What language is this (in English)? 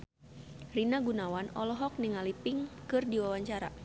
Sundanese